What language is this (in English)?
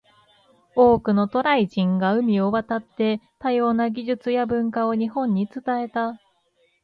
Japanese